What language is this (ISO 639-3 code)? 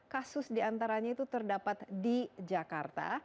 ind